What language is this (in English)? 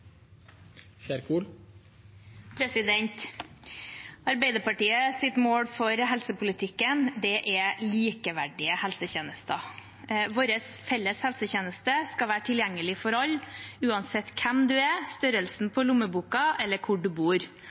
Norwegian Bokmål